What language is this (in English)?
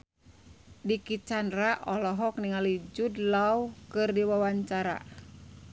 Sundanese